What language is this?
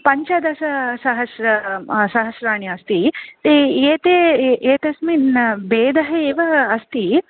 Sanskrit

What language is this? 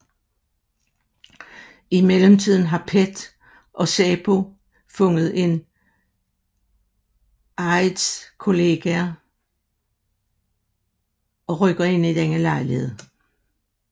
Danish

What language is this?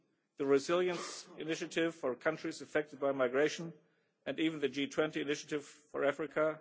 English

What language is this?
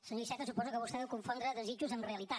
Catalan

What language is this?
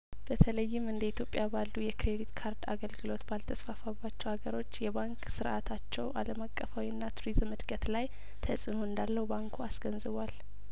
Amharic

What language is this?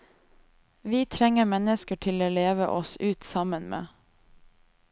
Norwegian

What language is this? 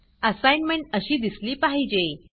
Marathi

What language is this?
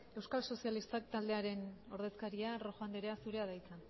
Basque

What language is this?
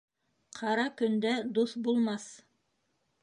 Bashkir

